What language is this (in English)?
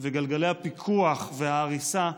Hebrew